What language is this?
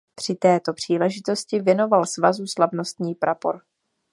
Czech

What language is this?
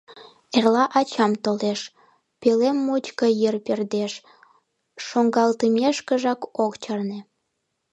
Mari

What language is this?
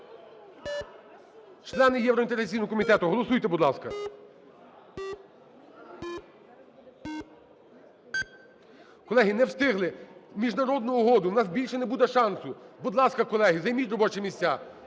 Ukrainian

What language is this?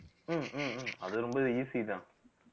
Tamil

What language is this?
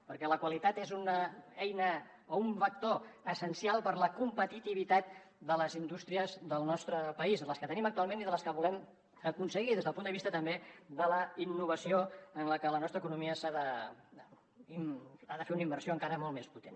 Catalan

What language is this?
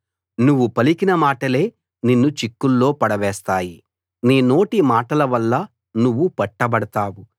Telugu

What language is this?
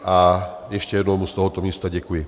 Czech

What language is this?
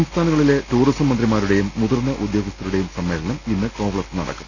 Malayalam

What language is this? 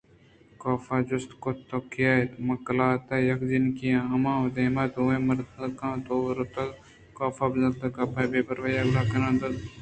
Eastern Balochi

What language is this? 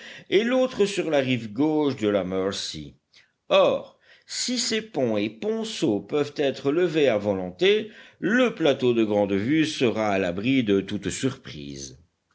French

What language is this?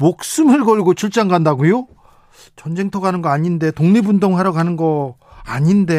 Korean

